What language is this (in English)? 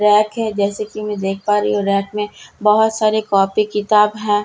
Hindi